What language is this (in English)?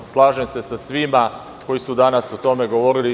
Serbian